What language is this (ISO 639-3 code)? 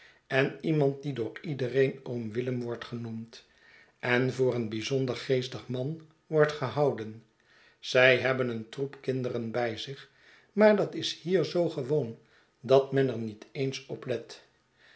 nld